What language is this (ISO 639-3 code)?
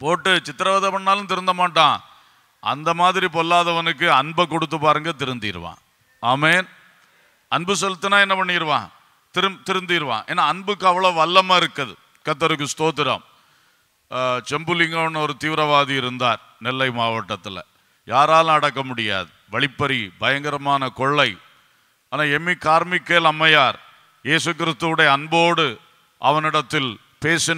ron